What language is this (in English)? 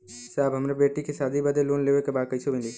Bhojpuri